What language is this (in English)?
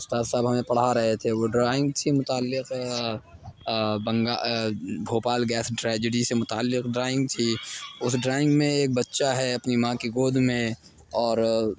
Urdu